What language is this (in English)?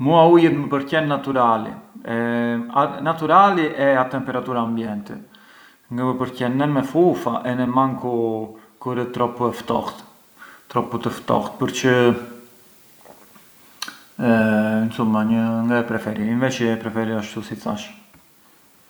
Arbëreshë Albanian